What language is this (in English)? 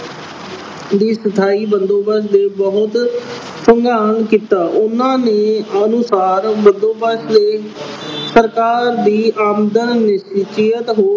Punjabi